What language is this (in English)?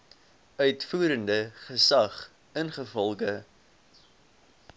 Afrikaans